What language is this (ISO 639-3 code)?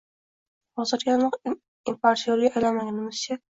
uzb